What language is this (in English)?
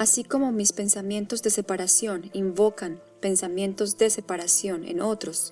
Spanish